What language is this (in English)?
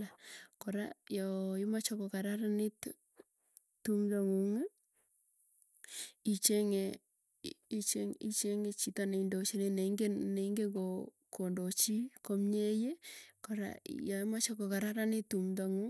Tugen